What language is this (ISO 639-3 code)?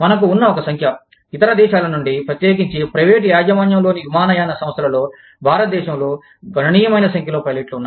tel